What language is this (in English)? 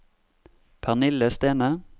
Norwegian